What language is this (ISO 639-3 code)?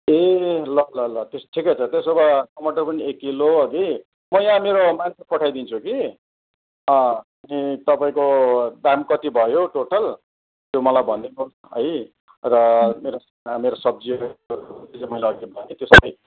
nep